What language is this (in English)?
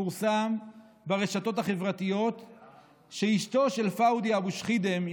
Hebrew